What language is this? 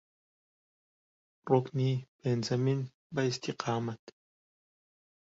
Central Kurdish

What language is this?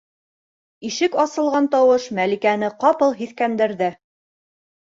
Bashkir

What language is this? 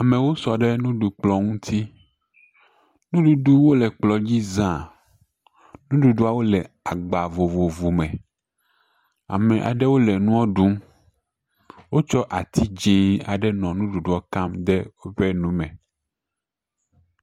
Ewe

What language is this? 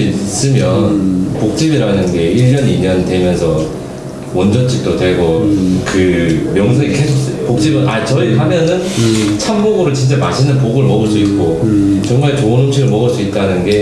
Korean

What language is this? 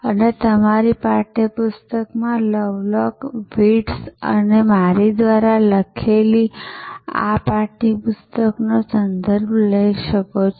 Gujarati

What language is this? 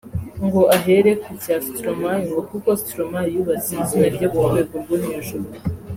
Kinyarwanda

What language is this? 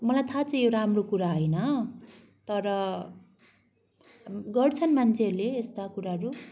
Nepali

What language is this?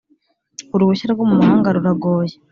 Kinyarwanda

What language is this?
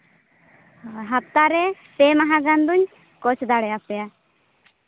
Santali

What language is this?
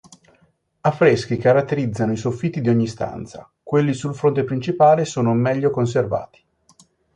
Italian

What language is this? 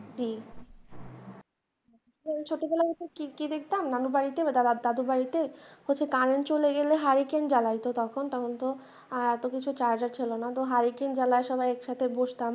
Bangla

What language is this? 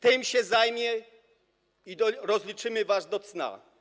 Polish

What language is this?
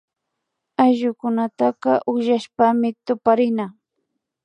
Imbabura Highland Quichua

